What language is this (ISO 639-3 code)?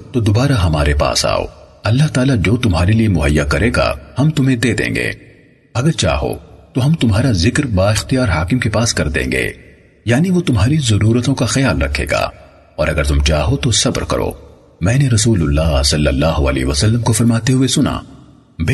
urd